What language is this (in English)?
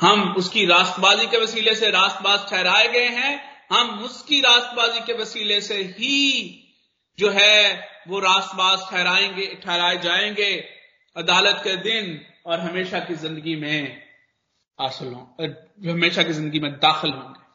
Hindi